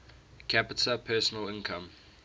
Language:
English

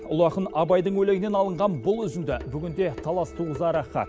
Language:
Kazakh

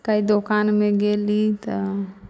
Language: Maithili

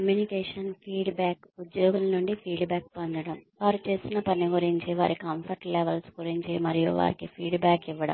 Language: Telugu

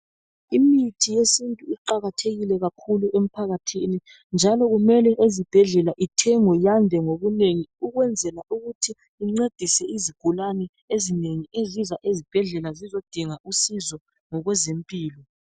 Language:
North Ndebele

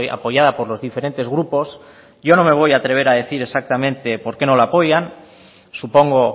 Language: Spanish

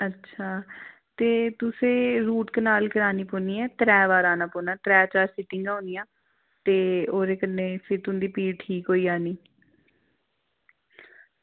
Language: Dogri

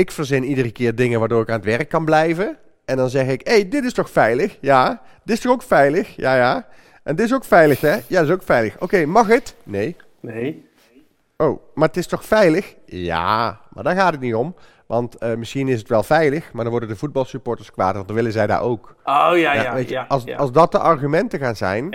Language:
Dutch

